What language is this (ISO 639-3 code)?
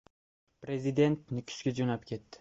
uzb